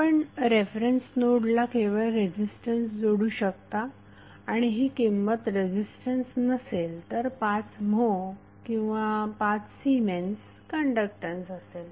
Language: Marathi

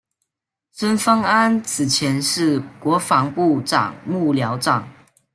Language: Chinese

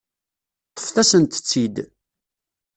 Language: Kabyle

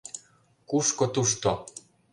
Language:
Mari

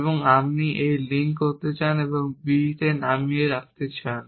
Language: Bangla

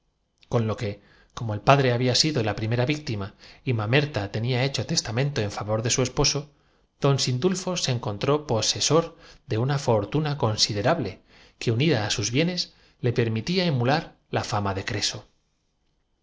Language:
Spanish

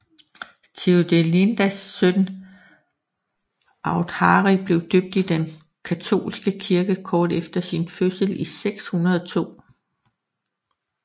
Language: Danish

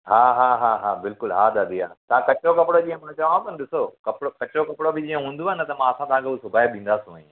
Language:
Sindhi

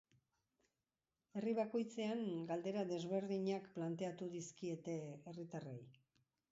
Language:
Basque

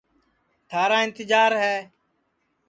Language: Sansi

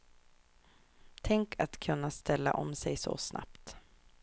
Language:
Swedish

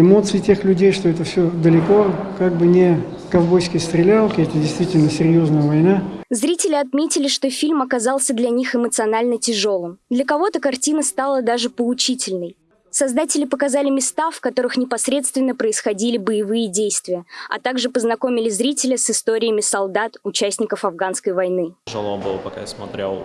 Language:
Russian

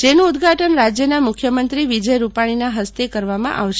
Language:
Gujarati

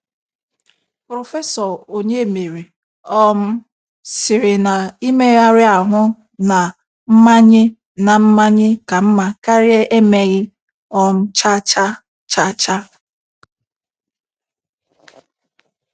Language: Igbo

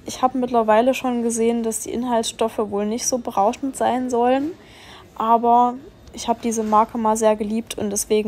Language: German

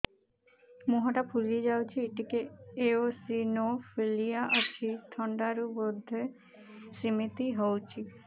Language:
Odia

